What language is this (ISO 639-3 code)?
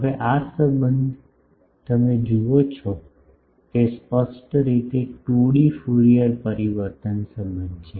guj